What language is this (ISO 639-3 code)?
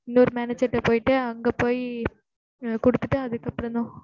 tam